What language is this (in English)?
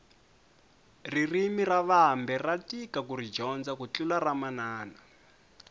Tsonga